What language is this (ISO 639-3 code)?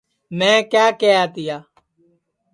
ssi